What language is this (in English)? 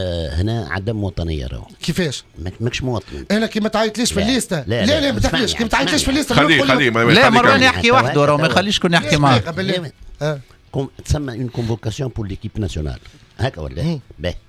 Arabic